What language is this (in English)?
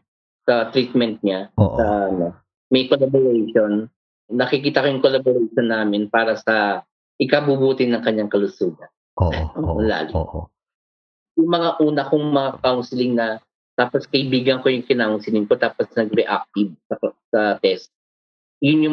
Filipino